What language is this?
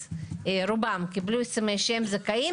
Hebrew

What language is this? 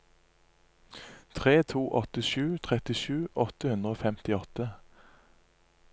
Norwegian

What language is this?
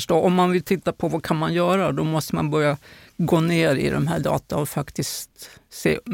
Swedish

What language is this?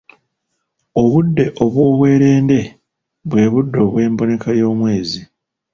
Ganda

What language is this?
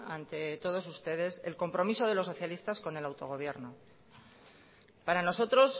Spanish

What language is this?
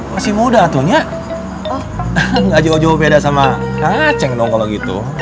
Indonesian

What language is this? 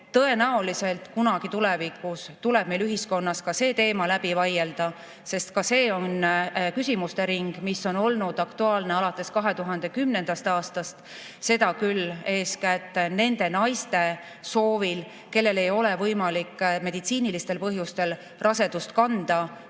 Estonian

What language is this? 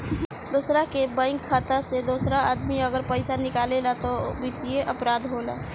Bhojpuri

